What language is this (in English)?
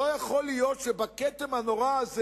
Hebrew